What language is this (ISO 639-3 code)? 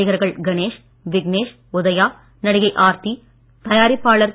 tam